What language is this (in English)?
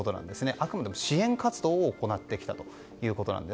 Japanese